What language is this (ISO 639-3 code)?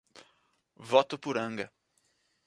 por